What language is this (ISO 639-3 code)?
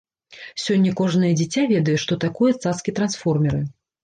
bel